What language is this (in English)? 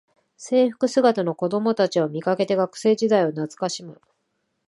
Japanese